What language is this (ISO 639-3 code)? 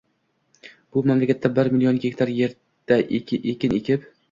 uzb